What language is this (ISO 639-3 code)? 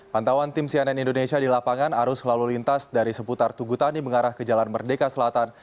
ind